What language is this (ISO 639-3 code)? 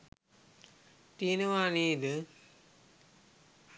sin